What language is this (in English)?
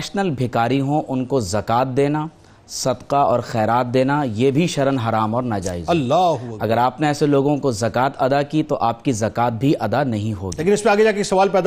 Urdu